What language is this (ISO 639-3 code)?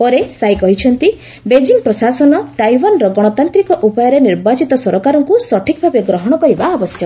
ori